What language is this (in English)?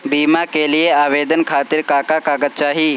Bhojpuri